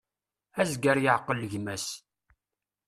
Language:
Kabyle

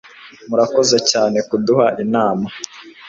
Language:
Kinyarwanda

